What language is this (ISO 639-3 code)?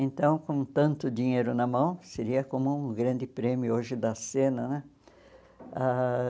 por